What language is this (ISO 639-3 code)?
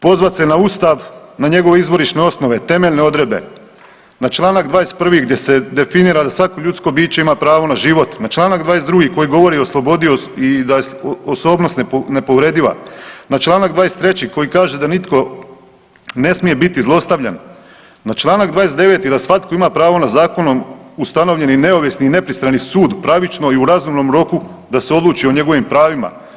hrv